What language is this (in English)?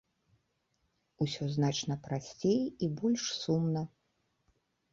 Belarusian